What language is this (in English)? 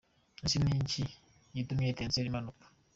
Kinyarwanda